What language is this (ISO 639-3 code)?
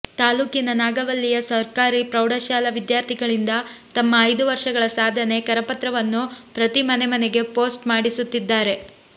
kan